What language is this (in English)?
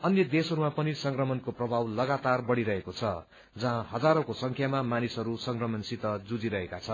Nepali